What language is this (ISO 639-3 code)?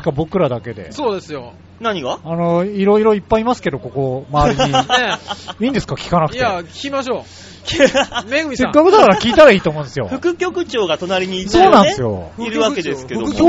jpn